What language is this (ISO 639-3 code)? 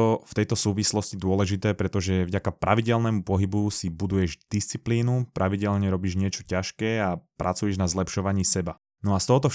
slk